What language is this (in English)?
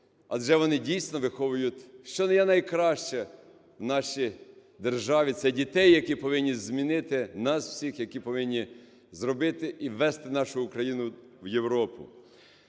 Ukrainian